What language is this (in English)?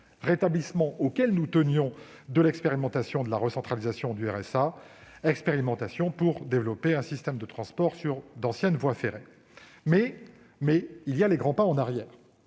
French